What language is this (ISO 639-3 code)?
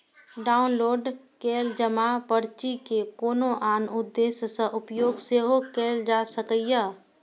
mai